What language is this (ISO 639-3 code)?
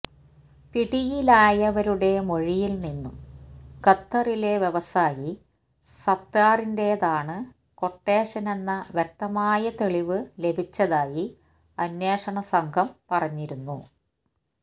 mal